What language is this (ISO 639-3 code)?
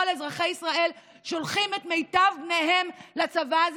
heb